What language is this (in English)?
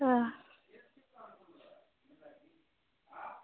Dogri